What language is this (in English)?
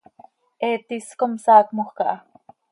Seri